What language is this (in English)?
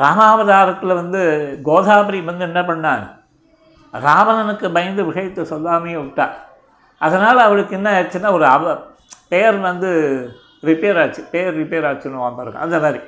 Tamil